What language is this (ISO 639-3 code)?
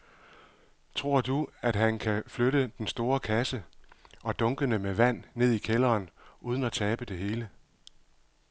dan